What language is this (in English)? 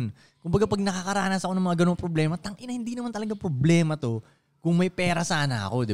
Filipino